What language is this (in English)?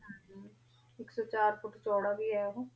Punjabi